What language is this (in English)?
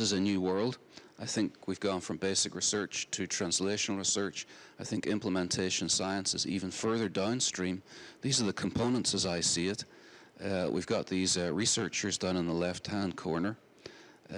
English